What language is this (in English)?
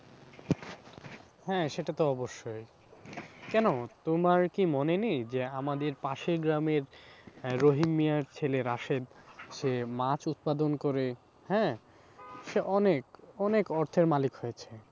Bangla